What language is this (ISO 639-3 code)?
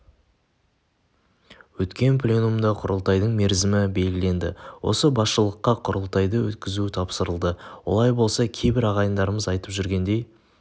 kaz